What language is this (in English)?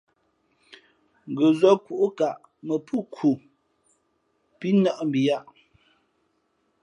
Fe'fe'